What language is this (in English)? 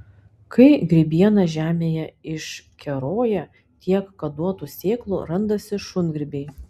Lithuanian